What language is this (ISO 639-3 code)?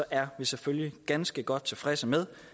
dan